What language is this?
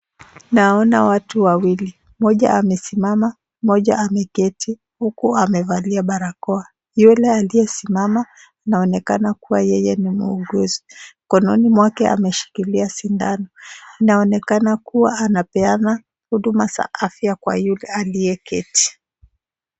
Swahili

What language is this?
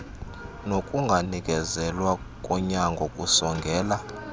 Xhosa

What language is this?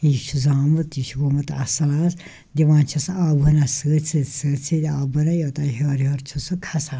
Kashmiri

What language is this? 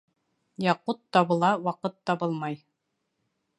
Bashkir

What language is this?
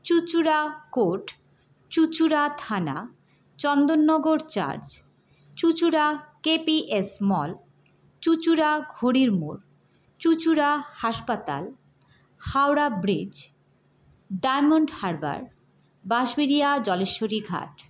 Bangla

